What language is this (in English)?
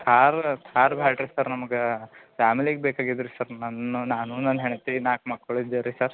Kannada